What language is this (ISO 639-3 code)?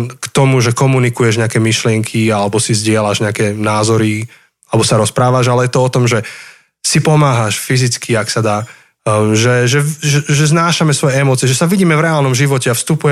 slk